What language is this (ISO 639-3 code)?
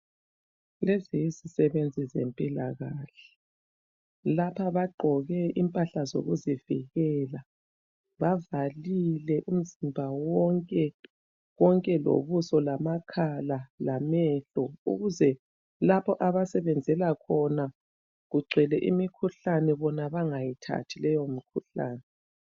nde